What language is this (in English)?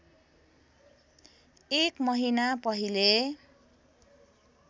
Nepali